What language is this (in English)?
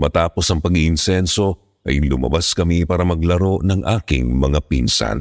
Filipino